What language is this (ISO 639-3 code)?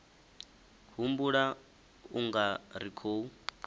ven